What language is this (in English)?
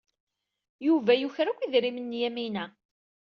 Kabyle